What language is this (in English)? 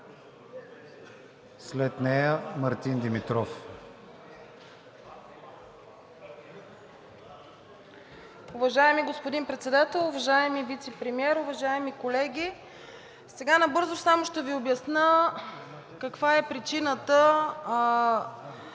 Bulgarian